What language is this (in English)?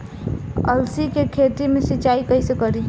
Bhojpuri